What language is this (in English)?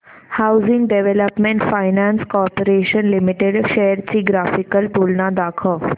Marathi